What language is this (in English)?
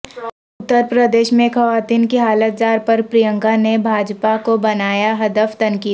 Urdu